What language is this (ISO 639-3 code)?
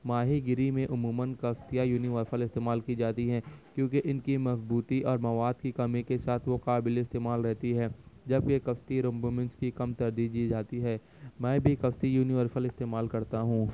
urd